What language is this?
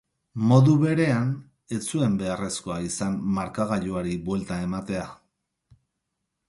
Basque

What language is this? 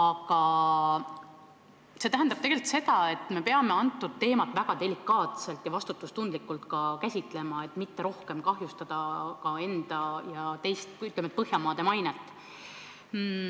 Estonian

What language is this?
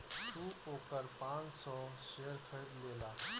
Bhojpuri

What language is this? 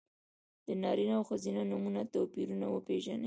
Pashto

